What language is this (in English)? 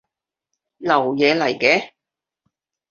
Cantonese